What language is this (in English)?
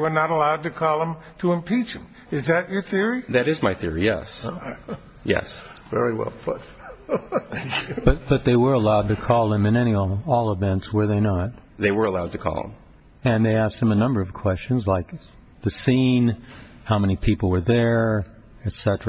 English